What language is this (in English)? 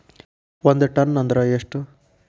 Kannada